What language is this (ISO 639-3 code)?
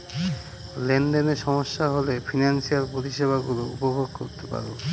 ben